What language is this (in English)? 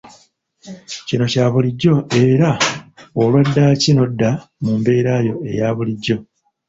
Ganda